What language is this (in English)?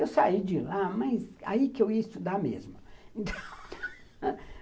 Portuguese